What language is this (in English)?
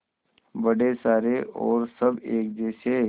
Hindi